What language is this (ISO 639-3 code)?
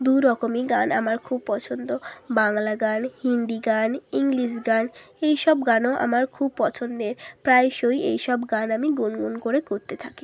ben